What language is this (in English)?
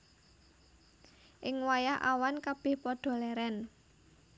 Javanese